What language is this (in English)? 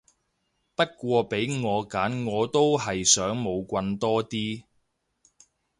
Cantonese